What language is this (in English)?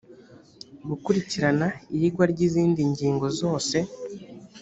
Kinyarwanda